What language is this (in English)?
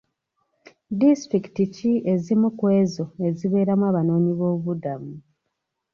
Ganda